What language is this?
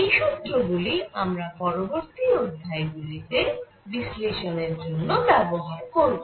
Bangla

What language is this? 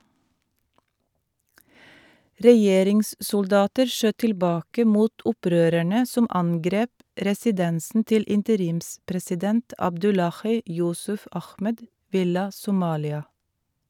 Norwegian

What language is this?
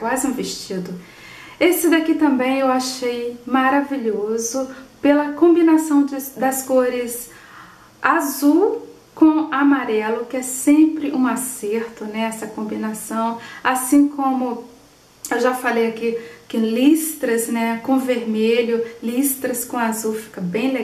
Portuguese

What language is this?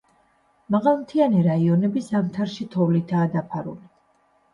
Georgian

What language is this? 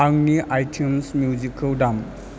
Bodo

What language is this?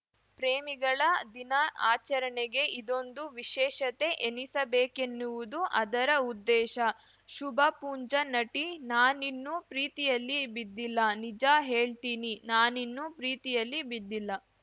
Kannada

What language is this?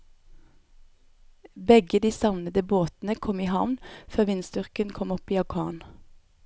Norwegian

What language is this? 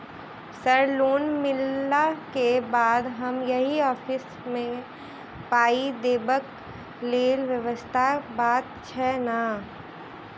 Maithili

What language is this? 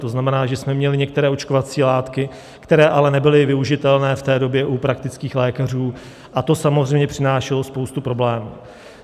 Czech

